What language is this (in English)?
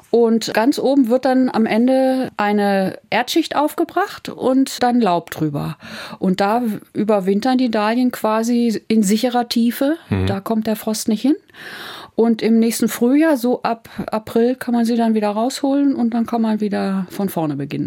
German